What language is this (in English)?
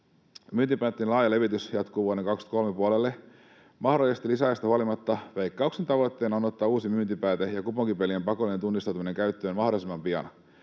Finnish